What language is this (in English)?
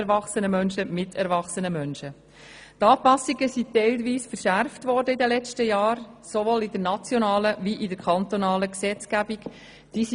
Swiss German